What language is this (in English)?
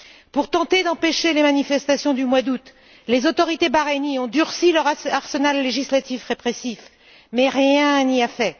French